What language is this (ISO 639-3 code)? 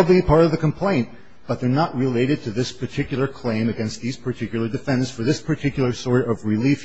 eng